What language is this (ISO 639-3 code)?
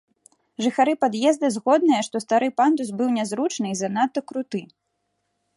bel